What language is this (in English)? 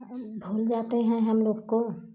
Hindi